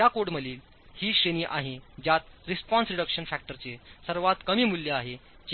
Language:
Marathi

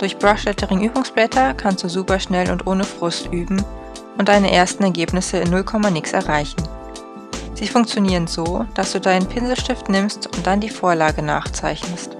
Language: German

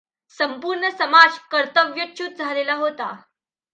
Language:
Marathi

